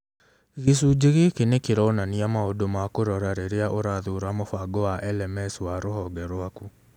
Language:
Kikuyu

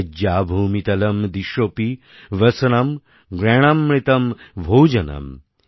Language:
Bangla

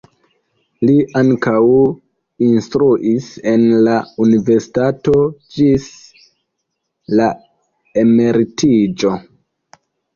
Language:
Esperanto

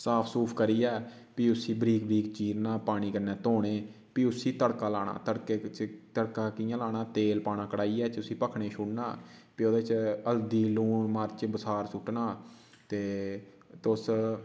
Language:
Dogri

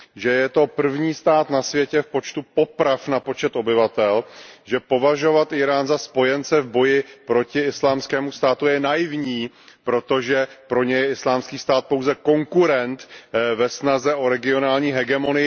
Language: Czech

